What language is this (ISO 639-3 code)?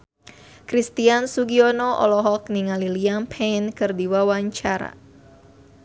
sun